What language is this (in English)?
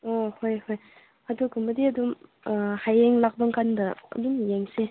Manipuri